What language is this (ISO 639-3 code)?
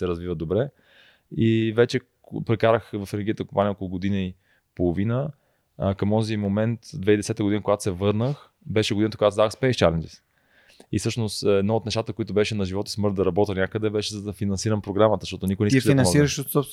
bul